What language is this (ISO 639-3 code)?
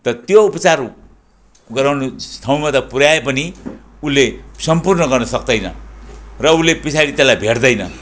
nep